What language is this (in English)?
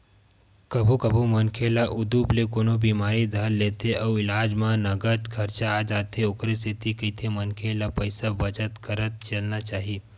Chhattisgarhi